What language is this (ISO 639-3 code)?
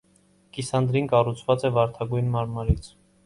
hye